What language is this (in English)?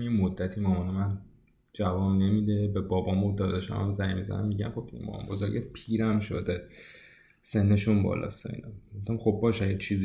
Persian